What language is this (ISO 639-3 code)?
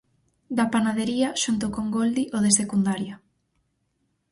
glg